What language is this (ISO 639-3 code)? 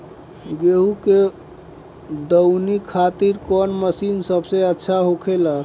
bho